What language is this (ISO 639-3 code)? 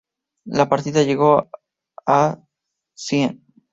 spa